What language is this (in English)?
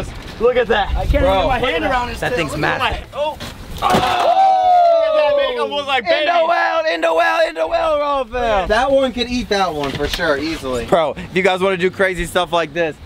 English